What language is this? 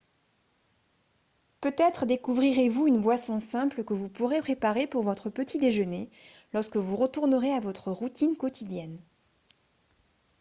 French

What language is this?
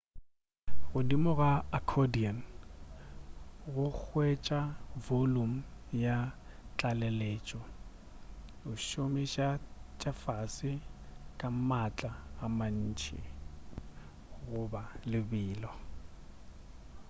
Northern Sotho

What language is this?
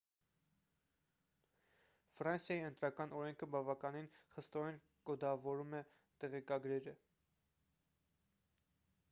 Armenian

